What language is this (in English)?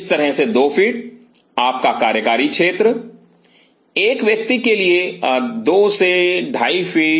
Hindi